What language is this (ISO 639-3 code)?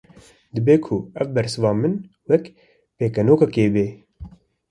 kur